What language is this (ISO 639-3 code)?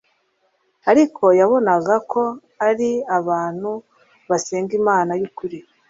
kin